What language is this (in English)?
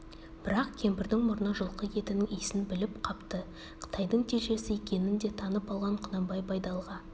Kazakh